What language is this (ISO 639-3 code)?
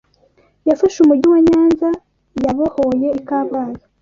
kin